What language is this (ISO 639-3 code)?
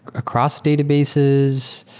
eng